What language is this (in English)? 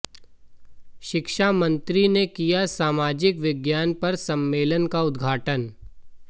Hindi